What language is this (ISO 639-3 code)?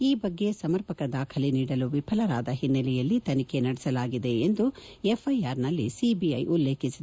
kan